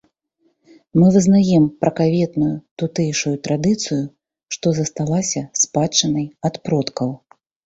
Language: Belarusian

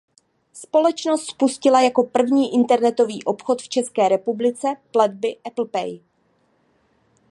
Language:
Czech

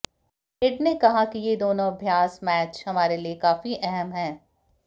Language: Hindi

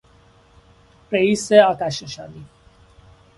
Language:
Persian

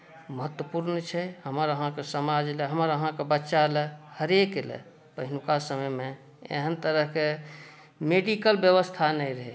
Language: Maithili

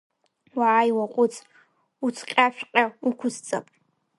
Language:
Abkhazian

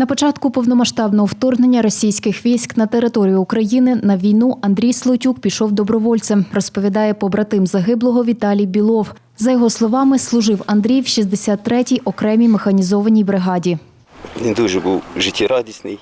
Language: Ukrainian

